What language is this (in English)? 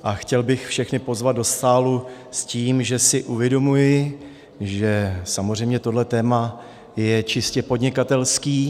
Czech